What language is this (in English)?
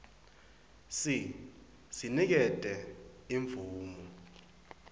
Swati